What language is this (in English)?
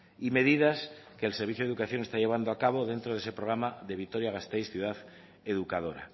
Spanish